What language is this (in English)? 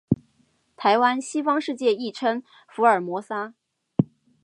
Chinese